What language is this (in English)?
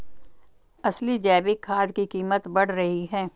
Hindi